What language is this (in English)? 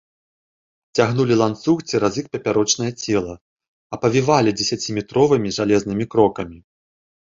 Belarusian